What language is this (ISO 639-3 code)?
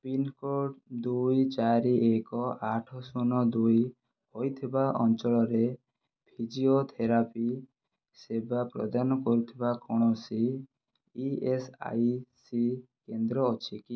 ori